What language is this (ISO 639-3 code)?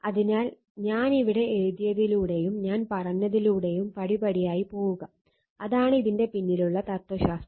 mal